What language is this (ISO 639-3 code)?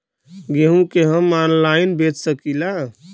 bho